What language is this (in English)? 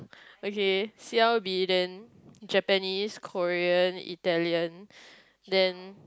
English